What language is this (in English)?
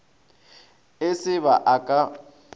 Northern Sotho